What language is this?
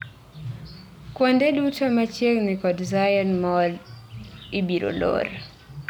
Luo (Kenya and Tanzania)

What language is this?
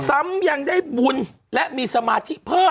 Thai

